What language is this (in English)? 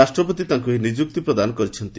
Odia